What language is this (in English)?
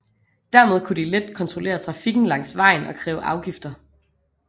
Danish